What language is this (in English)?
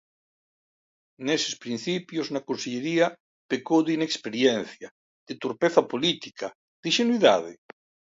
Galician